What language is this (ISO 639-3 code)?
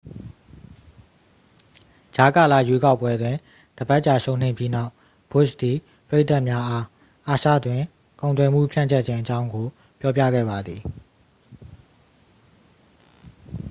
mya